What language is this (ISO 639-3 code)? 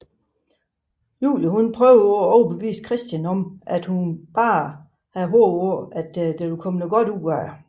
dan